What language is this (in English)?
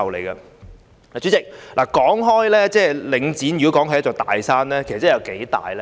Cantonese